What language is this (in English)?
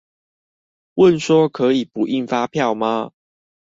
Chinese